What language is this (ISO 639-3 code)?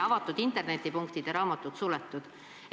est